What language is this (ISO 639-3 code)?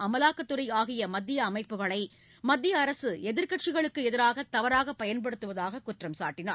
tam